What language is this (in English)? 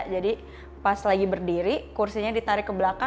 Indonesian